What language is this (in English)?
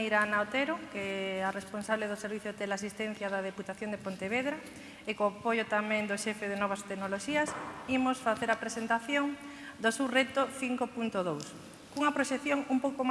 Spanish